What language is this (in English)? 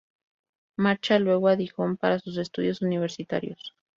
Spanish